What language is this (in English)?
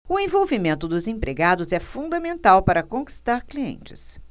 Portuguese